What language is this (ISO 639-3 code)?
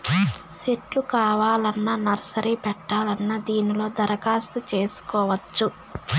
tel